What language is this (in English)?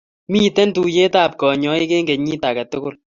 Kalenjin